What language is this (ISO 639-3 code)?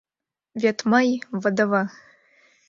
chm